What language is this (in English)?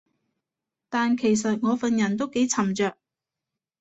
Cantonese